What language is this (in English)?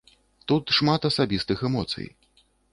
Belarusian